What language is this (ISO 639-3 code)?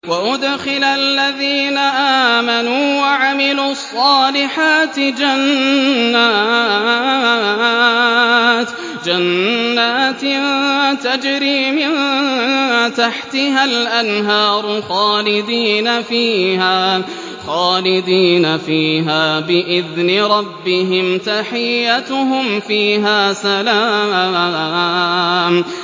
ara